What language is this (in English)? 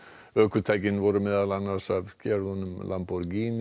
Icelandic